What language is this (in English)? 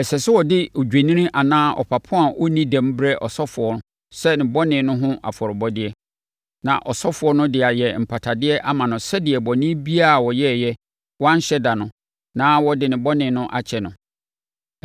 Akan